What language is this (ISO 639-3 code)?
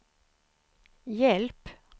swe